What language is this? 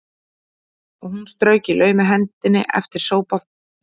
Icelandic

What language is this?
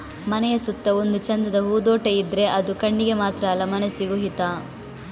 Kannada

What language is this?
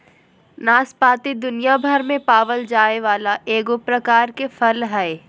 Magahi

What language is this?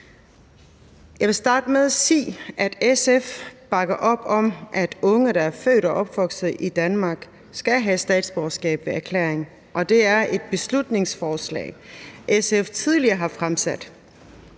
Danish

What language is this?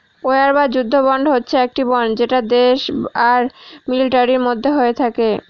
Bangla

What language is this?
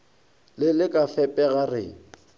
Northern Sotho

